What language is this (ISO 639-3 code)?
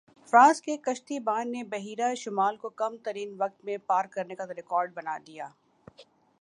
urd